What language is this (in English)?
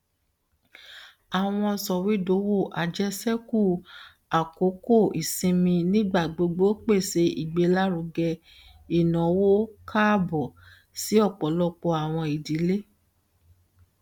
Yoruba